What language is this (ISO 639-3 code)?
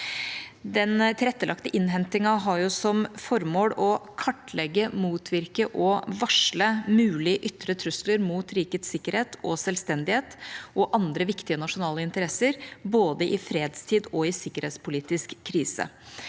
nor